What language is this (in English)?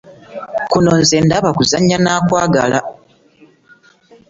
Ganda